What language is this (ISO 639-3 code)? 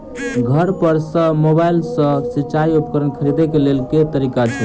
mai